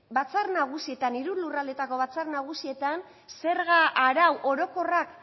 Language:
Basque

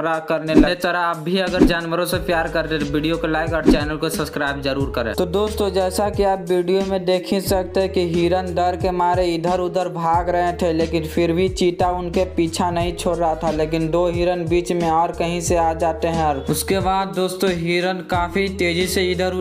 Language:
Hindi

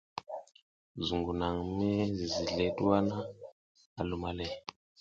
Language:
South Giziga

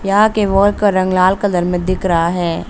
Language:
Hindi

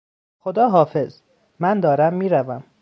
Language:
Persian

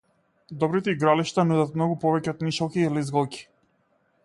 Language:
Macedonian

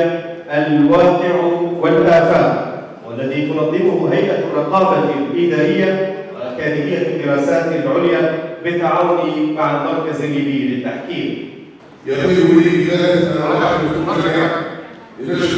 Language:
Arabic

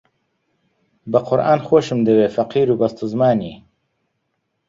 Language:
Central Kurdish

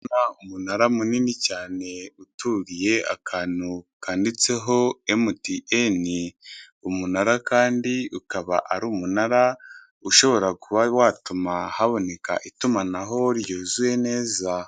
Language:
Kinyarwanda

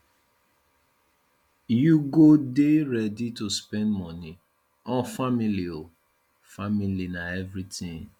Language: Nigerian Pidgin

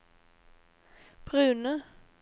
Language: Norwegian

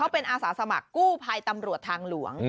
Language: Thai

